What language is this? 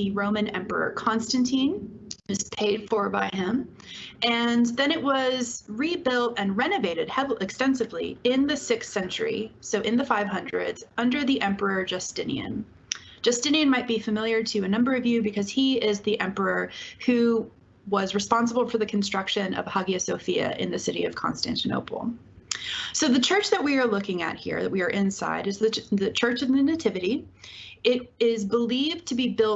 English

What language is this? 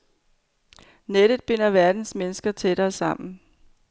Danish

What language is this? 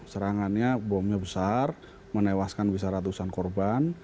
Indonesian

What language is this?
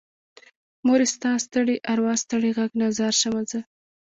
Pashto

